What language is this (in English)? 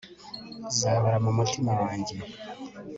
Kinyarwanda